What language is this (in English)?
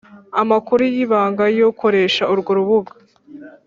Kinyarwanda